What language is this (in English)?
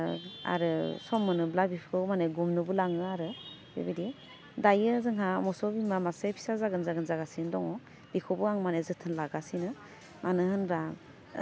Bodo